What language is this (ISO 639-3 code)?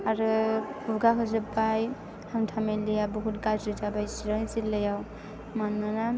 brx